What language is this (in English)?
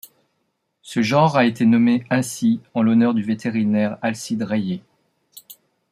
French